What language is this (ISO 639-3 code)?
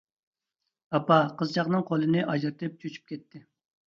uig